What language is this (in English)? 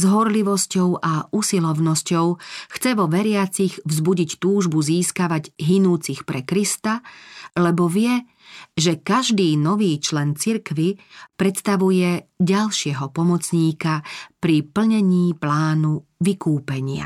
Slovak